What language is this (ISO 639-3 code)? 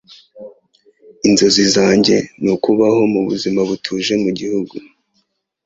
kin